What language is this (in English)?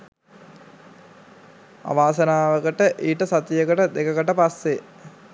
Sinhala